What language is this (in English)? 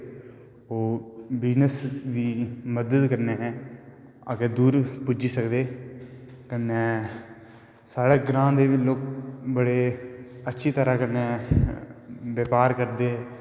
Dogri